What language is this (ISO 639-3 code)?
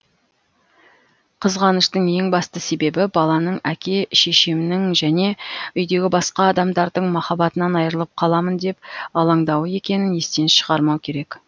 kaz